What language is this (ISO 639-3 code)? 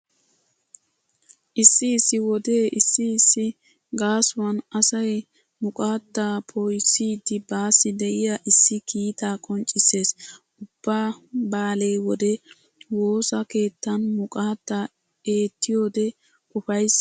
wal